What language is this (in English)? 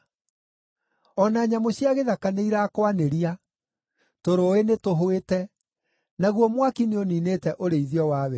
Kikuyu